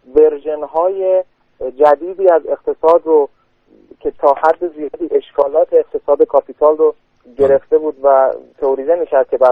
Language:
Persian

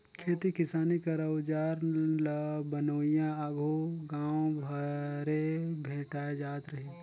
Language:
Chhattisgarhi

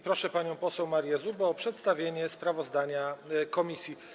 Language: Polish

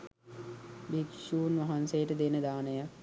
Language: Sinhala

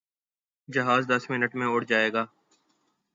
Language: Urdu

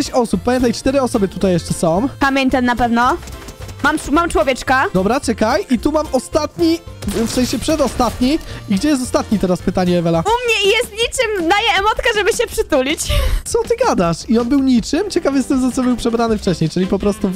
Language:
Polish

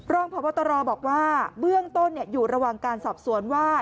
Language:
Thai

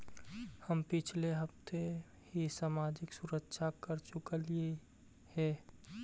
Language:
Magahi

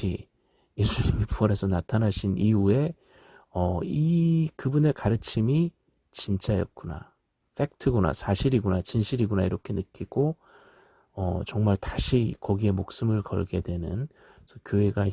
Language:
Korean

